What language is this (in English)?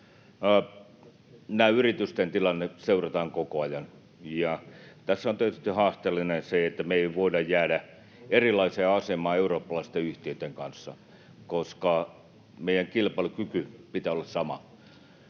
Finnish